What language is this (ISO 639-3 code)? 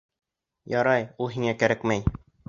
bak